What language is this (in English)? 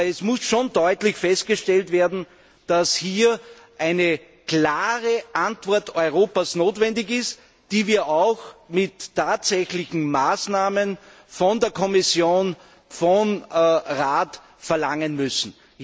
German